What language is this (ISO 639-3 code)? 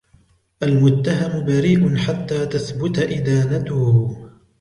ara